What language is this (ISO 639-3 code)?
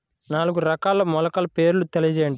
tel